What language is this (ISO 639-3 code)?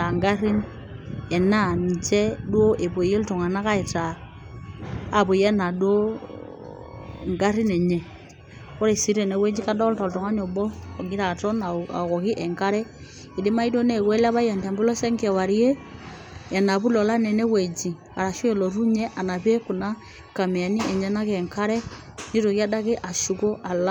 mas